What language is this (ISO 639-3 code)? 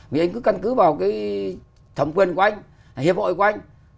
vie